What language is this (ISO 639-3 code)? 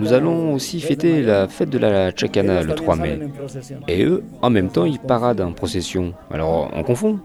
fra